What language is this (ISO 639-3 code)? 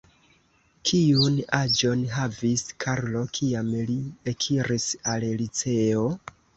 epo